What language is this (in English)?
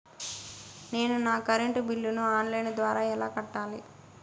Telugu